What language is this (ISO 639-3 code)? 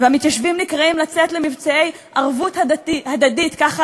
heb